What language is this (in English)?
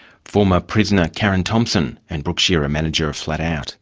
English